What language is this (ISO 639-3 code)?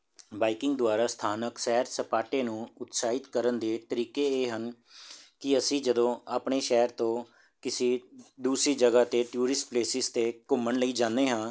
pan